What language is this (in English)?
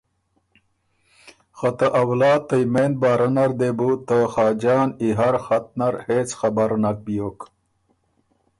Ormuri